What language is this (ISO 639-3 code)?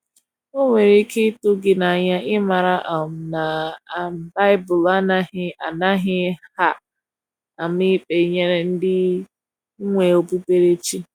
ibo